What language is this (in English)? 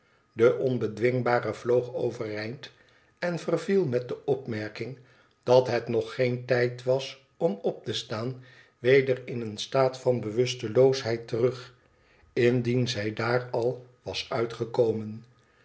Dutch